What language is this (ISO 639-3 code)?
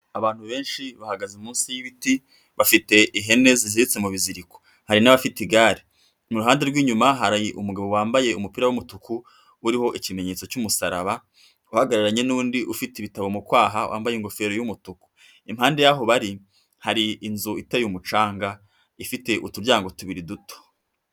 kin